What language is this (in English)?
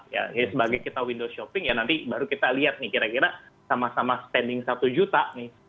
Indonesian